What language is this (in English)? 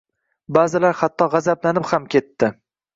Uzbek